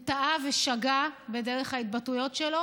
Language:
Hebrew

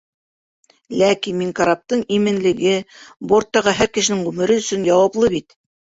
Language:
Bashkir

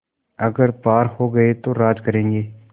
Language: Hindi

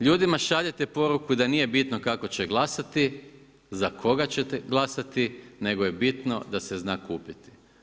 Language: Croatian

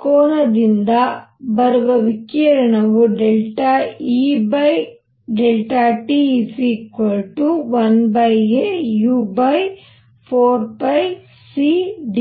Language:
Kannada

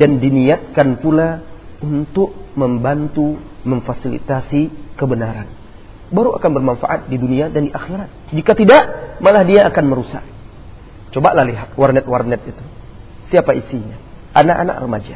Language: Malay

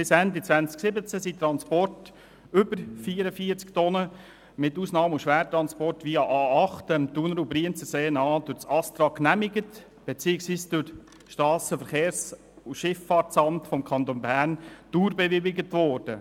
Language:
Swiss German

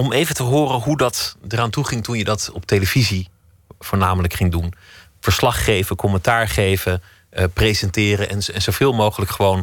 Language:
Dutch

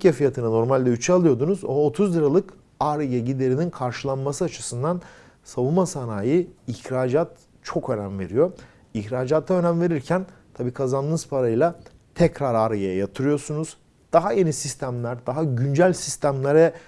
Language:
Turkish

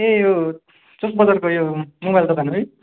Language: Nepali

